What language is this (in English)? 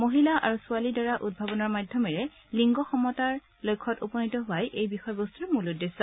Assamese